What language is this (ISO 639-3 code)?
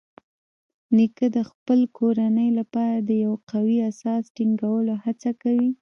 pus